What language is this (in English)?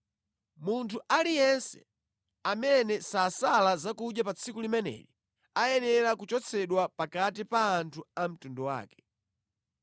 Nyanja